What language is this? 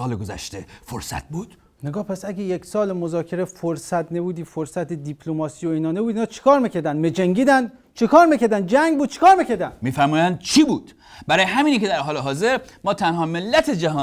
Persian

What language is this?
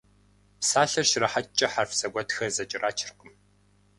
Kabardian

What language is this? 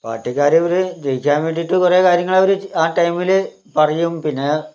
Malayalam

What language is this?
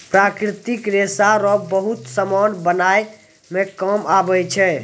Maithili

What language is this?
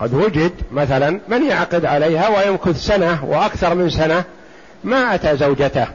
Arabic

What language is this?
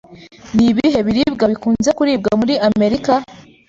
Kinyarwanda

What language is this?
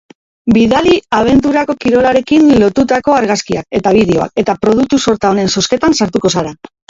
Basque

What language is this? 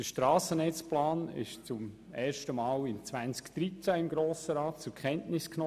Swiss German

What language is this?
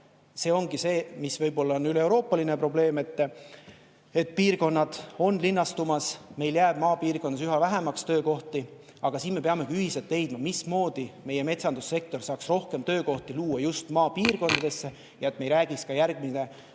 Estonian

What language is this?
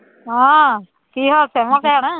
Punjabi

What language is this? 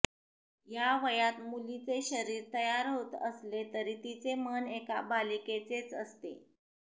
Marathi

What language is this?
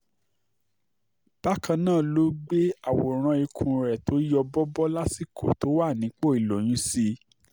Yoruba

